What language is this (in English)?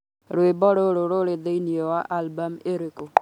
Kikuyu